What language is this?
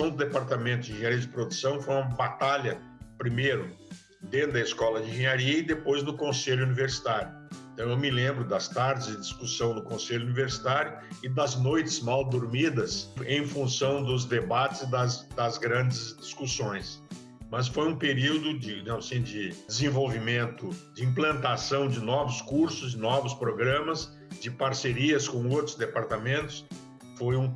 Portuguese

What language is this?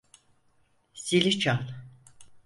Turkish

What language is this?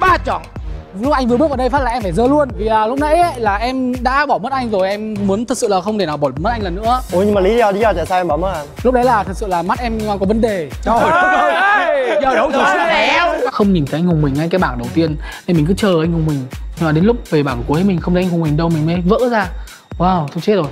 Vietnamese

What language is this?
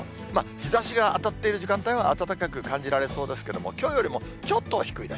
Japanese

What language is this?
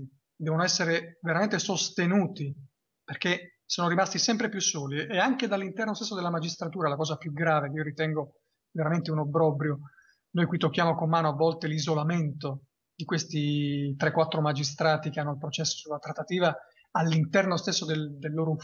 Italian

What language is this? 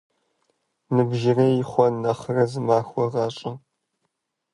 Kabardian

